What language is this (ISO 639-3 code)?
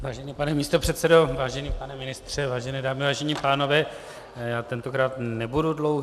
ces